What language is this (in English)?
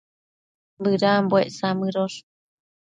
Matsés